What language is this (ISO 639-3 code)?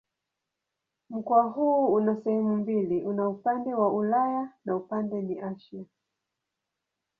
swa